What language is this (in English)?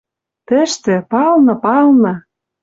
Western Mari